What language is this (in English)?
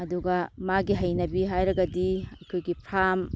Manipuri